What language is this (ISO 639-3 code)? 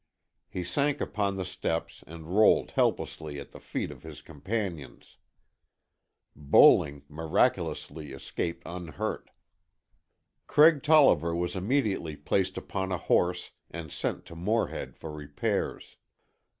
eng